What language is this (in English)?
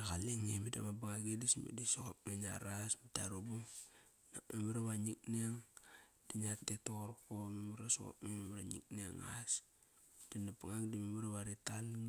Kairak